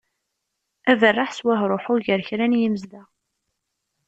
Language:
Kabyle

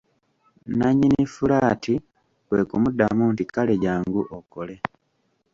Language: Ganda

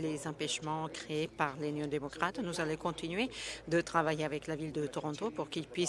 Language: French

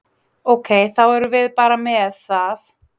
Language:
Icelandic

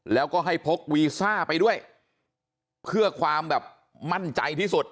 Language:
Thai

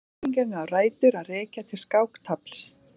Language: Icelandic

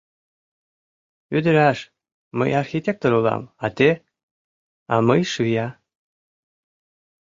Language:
Mari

